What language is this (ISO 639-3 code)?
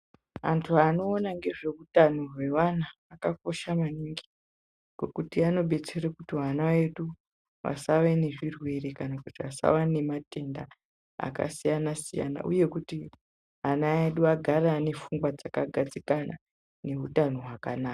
ndc